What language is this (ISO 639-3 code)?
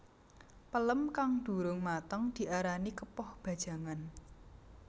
jav